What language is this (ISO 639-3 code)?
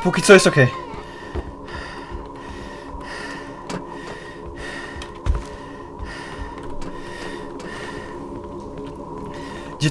pol